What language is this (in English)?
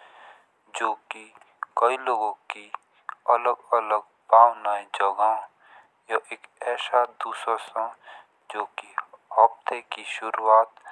Jaunsari